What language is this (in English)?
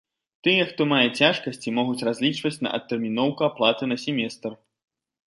Belarusian